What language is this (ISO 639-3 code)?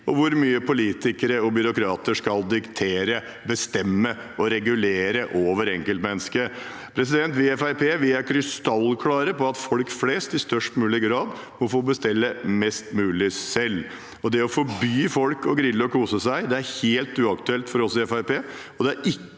nor